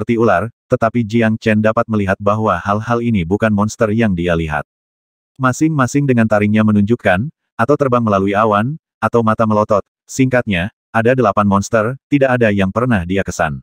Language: Indonesian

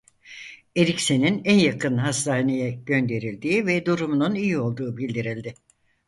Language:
Turkish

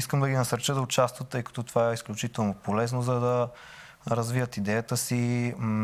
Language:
Bulgarian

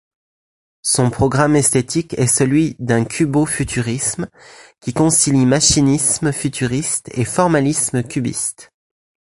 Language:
French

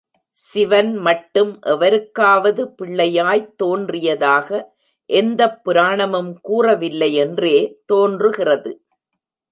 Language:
Tamil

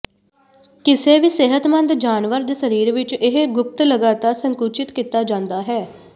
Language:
Punjabi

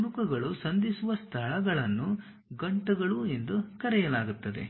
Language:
Kannada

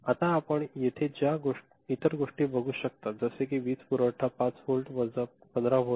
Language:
Marathi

